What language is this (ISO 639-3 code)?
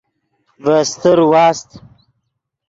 ydg